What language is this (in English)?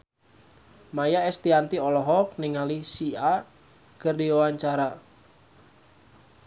Sundanese